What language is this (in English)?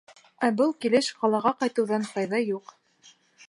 Bashkir